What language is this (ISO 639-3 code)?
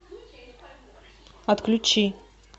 rus